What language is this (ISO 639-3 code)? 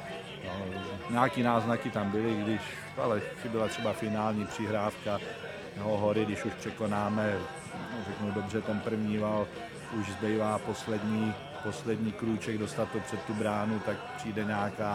ces